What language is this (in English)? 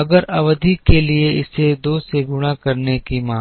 Hindi